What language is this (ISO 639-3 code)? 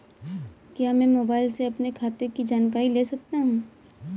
hin